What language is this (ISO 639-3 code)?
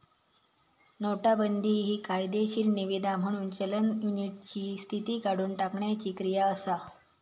mar